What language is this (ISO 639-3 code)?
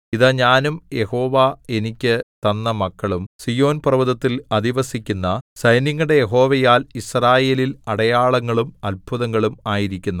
mal